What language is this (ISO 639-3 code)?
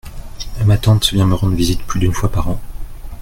fra